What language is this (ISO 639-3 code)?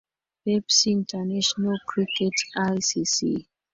swa